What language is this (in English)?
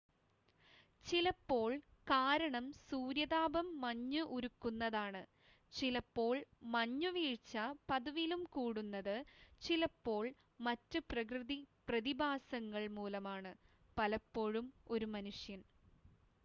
Malayalam